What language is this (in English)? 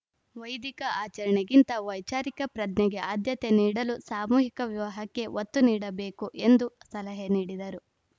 Kannada